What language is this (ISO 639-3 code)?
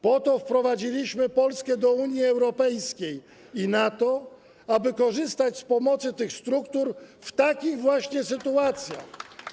pol